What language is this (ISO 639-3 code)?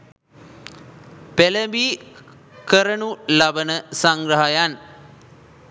sin